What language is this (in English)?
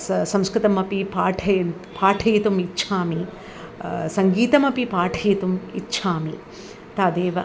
Sanskrit